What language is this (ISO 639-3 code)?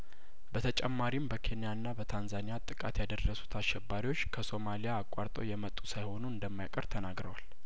amh